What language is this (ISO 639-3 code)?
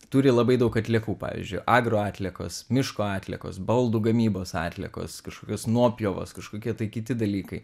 lit